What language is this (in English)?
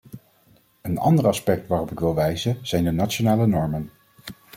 Dutch